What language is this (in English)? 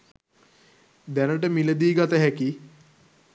Sinhala